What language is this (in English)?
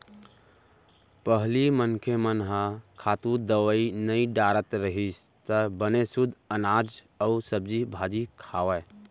Chhattisgarhi